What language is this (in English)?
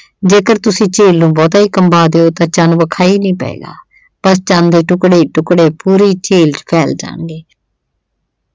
Punjabi